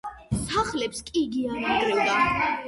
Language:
Georgian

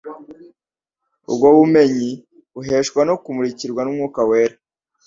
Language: Kinyarwanda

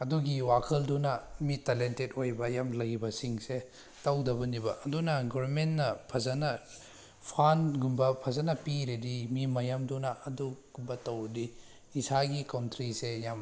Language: Manipuri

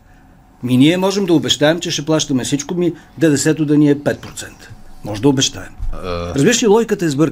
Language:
Bulgarian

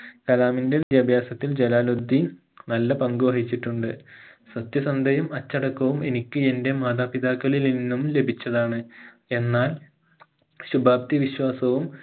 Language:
Malayalam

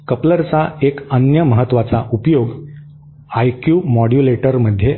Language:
Marathi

